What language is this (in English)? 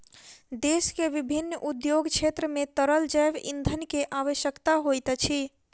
Maithili